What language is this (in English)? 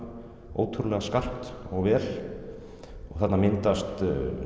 Icelandic